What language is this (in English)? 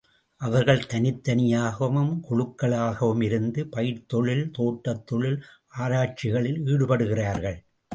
Tamil